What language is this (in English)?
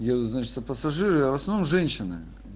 Russian